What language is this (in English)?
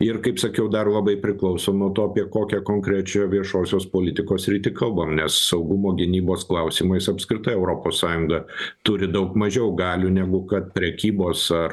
Lithuanian